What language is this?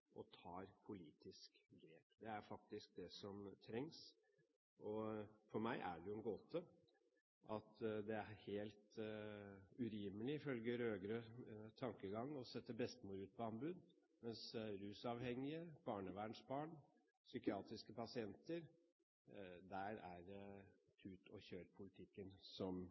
Norwegian Bokmål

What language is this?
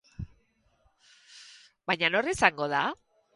Basque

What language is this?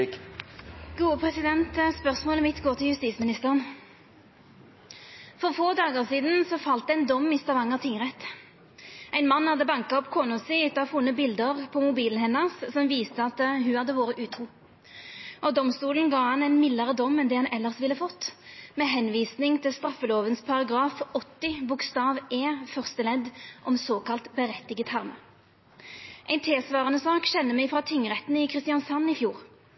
Norwegian Nynorsk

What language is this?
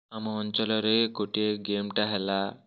Odia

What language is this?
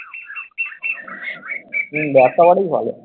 Bangla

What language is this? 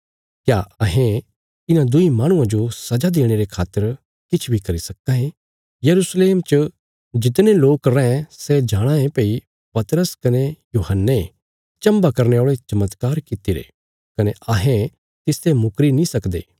Bilaspuri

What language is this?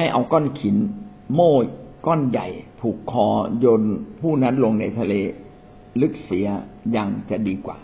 Thai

